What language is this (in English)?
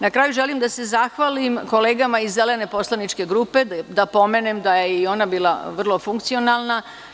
Serbian